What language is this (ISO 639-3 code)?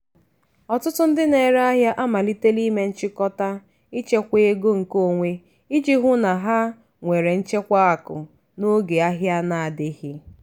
ibo